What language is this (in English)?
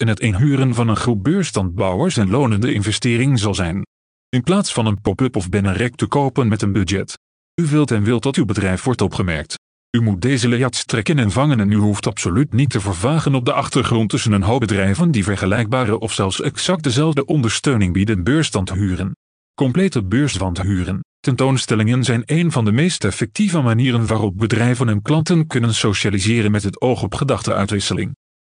Dutch